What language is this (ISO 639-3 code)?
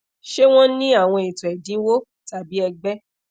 yor